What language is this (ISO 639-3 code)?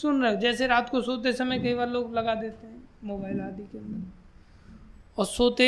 hin